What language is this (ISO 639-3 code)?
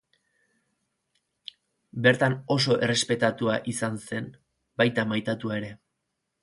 eus